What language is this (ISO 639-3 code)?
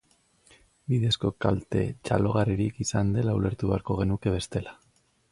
eus